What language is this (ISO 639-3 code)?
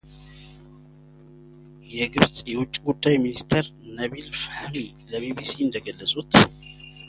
amh